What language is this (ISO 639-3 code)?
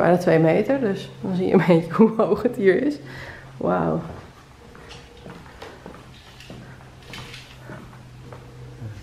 nld